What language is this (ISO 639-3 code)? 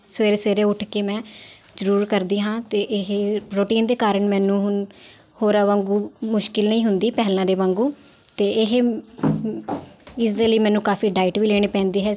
pan